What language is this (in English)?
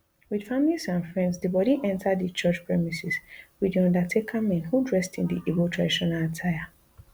Nigerian Pidgin